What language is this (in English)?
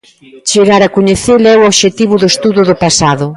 Galician